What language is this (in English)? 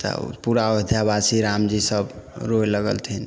Maithili